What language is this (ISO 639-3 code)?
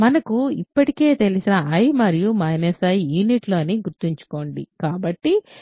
tel